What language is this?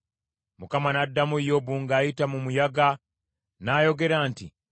Ganda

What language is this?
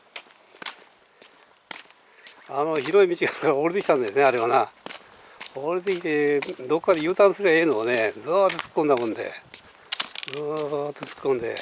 Japanese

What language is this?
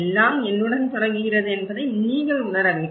Tamil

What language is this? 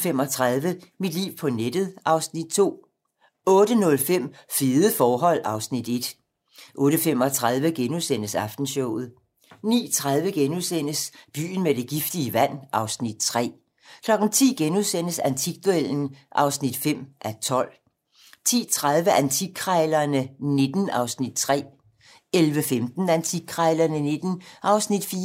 Danish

